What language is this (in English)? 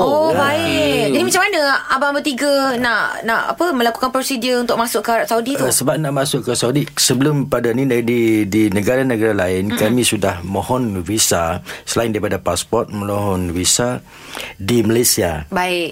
Malay